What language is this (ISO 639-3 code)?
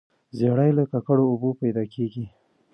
pus